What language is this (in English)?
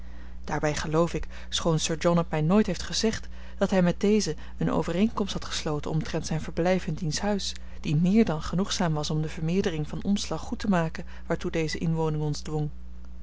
Dutch